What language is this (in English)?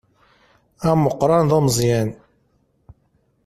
Kabyle